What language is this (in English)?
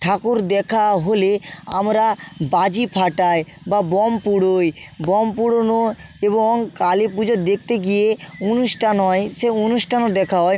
Bangla